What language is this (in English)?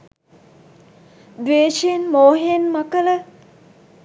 Sinhala